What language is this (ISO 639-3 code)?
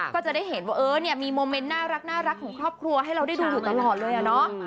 tha